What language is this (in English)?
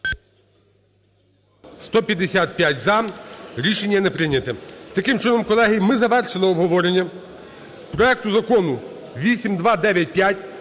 Ukrainian